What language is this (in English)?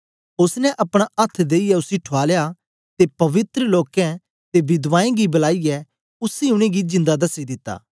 Dogri